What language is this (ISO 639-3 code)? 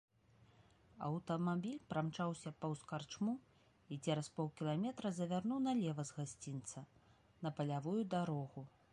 bel